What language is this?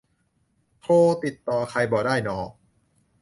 Thai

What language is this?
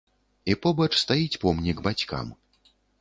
Belarusian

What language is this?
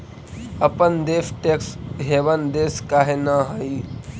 Magahi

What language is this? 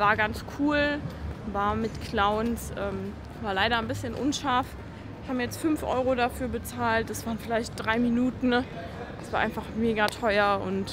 German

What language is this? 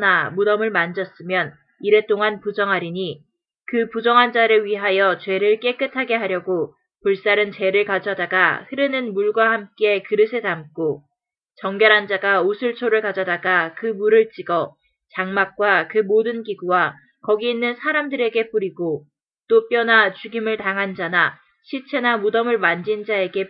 Korean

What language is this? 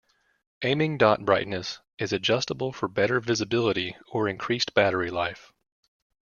English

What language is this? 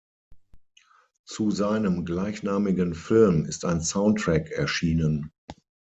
German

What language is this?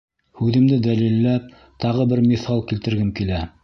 Bashkir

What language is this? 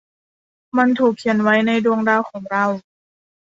Thai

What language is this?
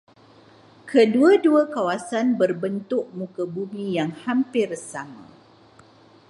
Malay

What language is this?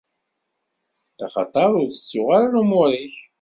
Kabyle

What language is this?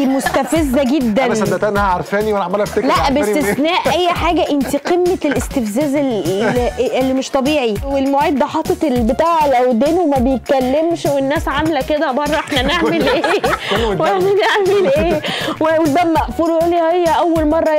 Arabic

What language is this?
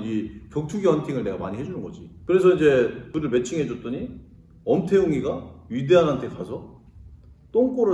Korean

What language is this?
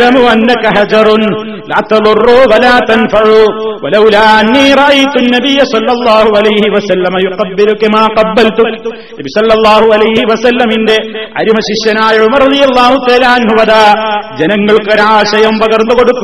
Malayalam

